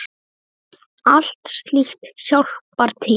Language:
Icelandic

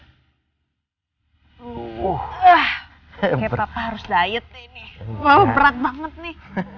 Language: Indonesian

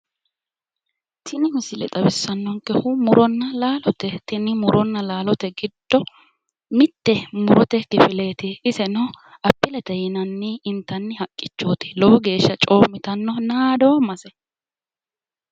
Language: Sidamo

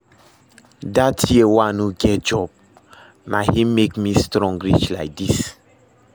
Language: Nigerian Pidgin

